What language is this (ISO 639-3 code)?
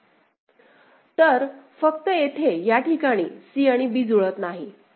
mar